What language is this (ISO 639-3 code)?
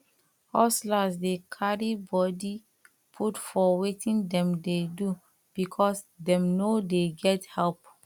pcm